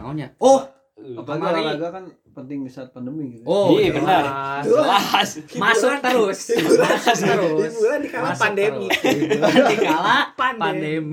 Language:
Indonesian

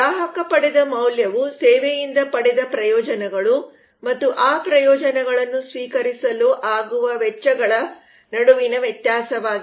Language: Kannada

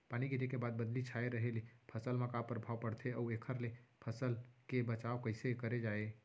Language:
Chhattisgarhi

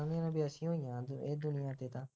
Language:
Punjabi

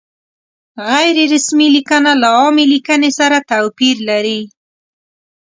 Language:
Pashto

